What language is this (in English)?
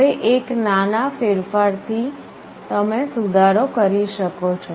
Gujarati